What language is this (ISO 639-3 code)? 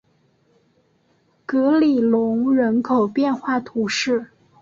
zho